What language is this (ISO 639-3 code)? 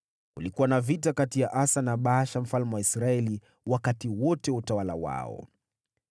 swa